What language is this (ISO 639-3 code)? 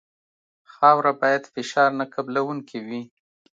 pus